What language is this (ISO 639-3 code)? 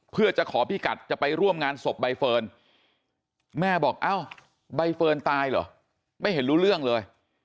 tha